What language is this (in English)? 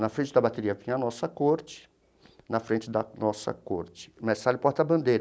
Portuguese